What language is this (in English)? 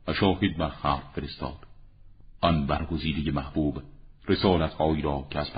Persian